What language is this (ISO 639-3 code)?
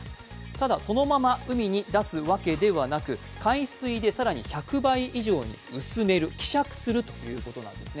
jpn